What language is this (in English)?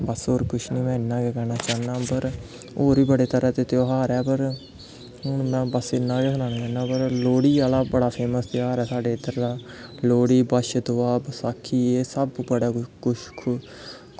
Dogri